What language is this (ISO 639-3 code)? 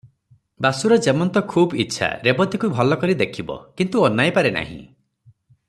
ori